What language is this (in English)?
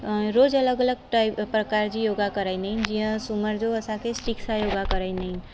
Sindhi